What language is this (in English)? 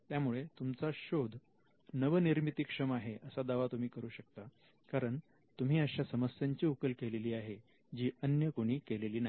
Marathi